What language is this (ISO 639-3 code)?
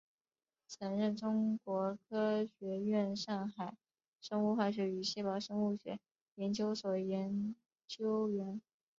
zho